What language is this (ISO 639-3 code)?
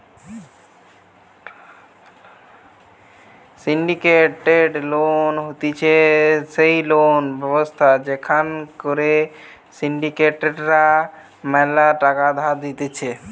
ben